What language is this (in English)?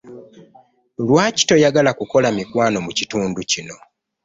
Ganda